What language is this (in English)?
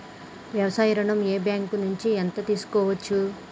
Telugu